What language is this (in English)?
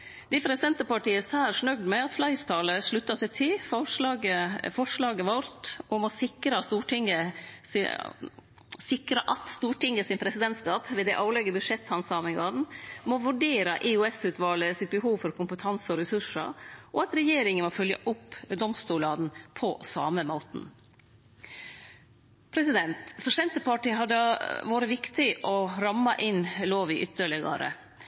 Norwegian Nynorsk